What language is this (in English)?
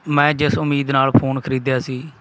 Punjabi